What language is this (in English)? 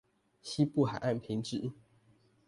Chinese